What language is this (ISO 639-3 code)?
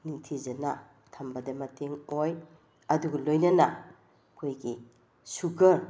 mni